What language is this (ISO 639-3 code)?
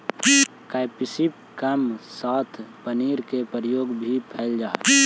mag